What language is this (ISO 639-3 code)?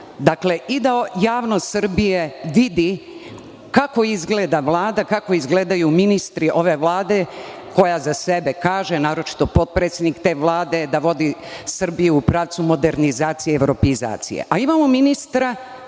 srp